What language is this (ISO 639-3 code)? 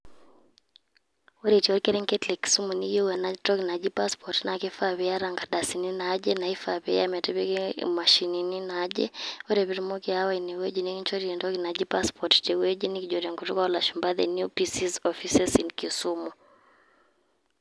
mas